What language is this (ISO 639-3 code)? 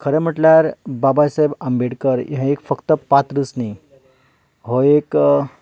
kok